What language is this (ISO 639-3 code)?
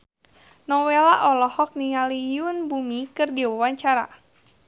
sun